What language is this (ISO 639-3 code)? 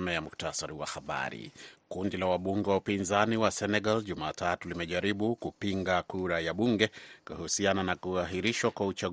swa